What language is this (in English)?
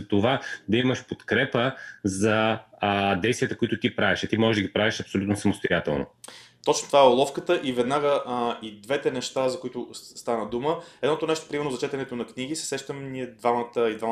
Bulgarian